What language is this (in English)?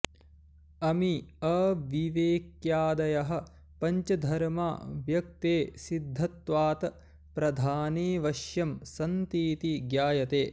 Sanskrit